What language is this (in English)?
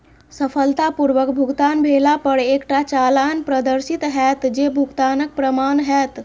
Maithili